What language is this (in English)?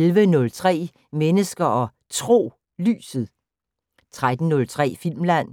Danish